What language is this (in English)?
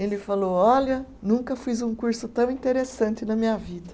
Portuguese